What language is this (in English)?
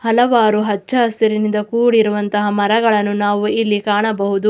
Kannada